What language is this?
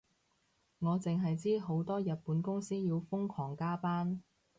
Cantonese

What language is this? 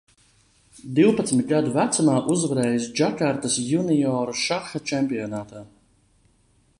Latvian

